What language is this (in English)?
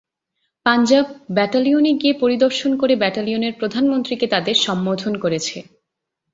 Bangla